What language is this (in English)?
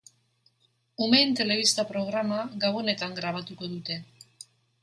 Basque